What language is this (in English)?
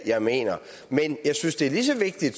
Danish